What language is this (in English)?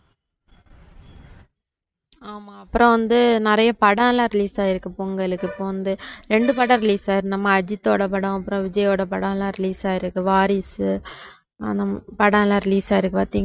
Tamil